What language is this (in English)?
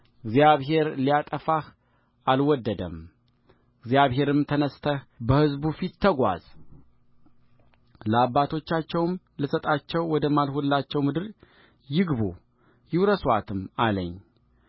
Amharic